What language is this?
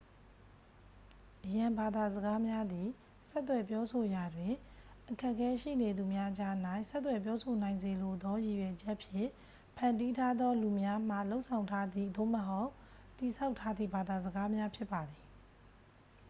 Burmese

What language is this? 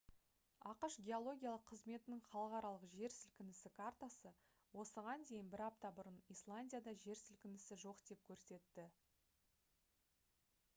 Kazakh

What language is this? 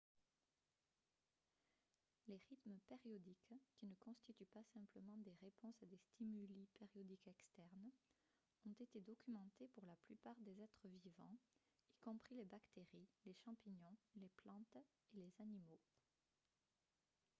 French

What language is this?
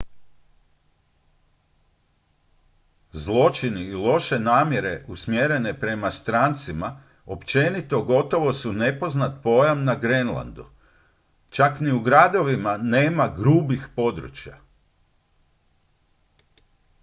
Croatian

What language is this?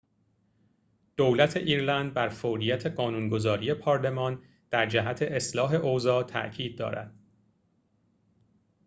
Persian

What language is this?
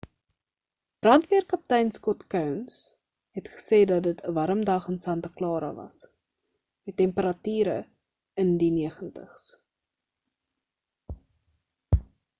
Afrikaans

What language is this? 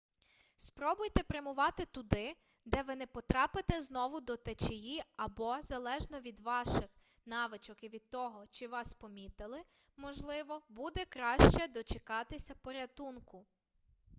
Ukrainian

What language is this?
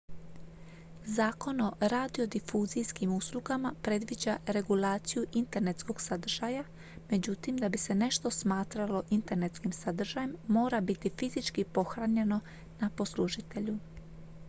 Croatian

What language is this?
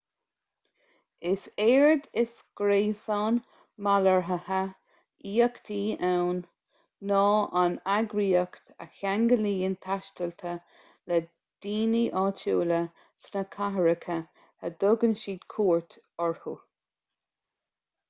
Irish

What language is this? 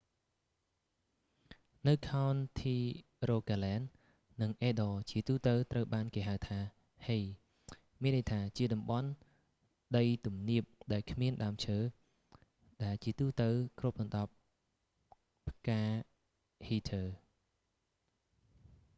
Khmer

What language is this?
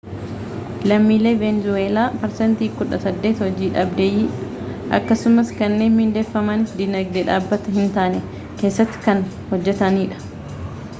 Oromo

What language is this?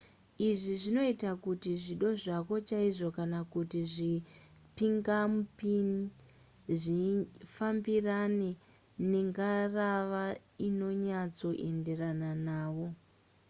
Shona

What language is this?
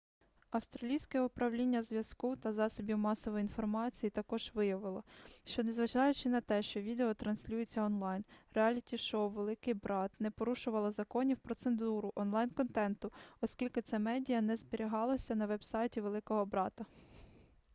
Ukrainian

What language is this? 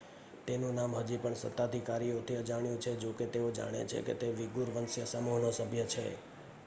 Gujarati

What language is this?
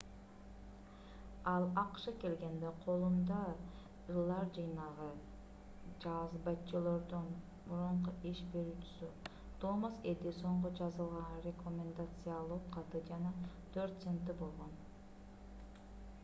Kyrgyz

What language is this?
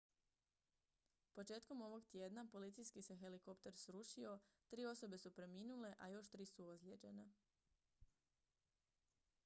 Croatian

